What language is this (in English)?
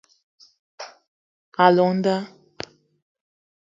Eton (Cameroon)